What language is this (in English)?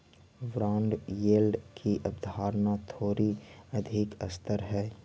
Magahi